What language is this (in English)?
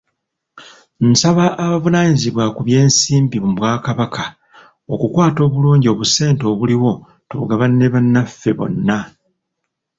Ganda